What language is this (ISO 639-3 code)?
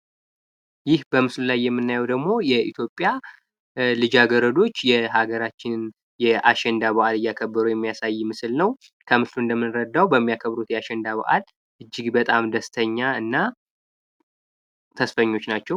amh